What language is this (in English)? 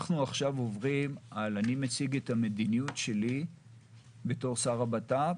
Hebrew